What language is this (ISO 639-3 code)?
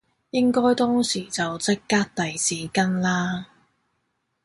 yue